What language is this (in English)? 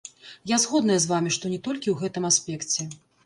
Belarusian